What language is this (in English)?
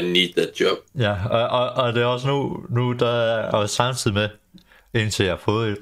Danish